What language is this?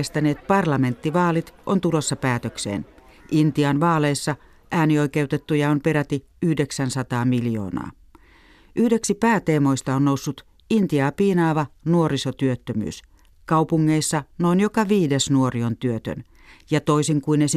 Finnish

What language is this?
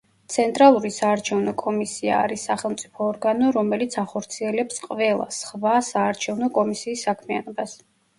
Georgian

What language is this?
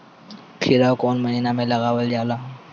Bhojpuri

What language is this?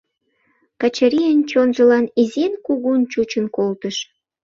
Mari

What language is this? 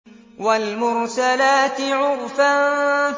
Arabic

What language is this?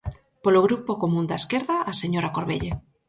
Galician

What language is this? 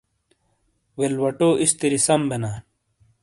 Shina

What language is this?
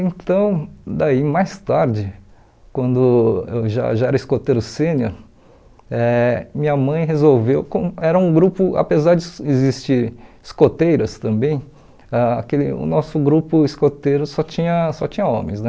Portuguese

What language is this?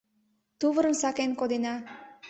Mari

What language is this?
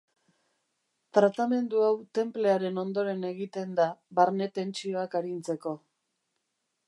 Basque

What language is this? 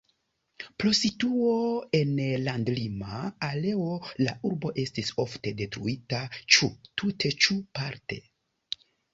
Esperanto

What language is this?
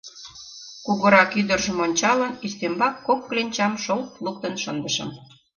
Mari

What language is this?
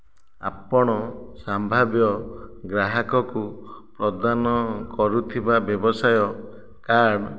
Odia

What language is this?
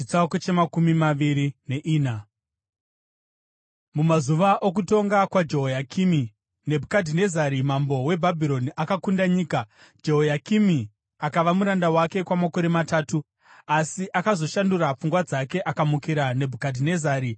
Shona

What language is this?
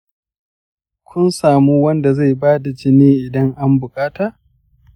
Hausa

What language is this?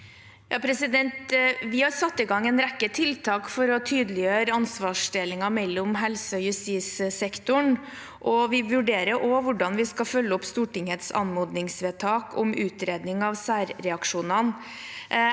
Norwegian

